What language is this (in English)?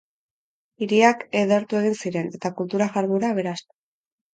Basque